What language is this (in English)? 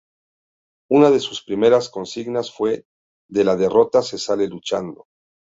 Spanish